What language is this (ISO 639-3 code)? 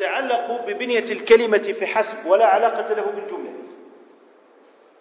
ara